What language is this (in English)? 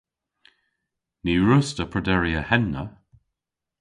Cornish